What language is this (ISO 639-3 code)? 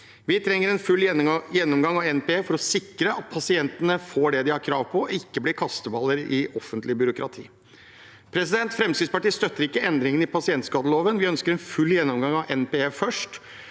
nor